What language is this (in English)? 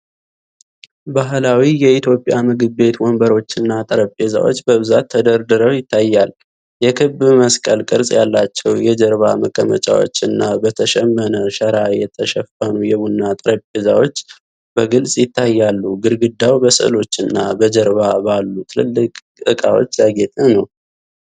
Amharic